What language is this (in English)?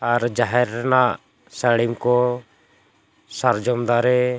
Santali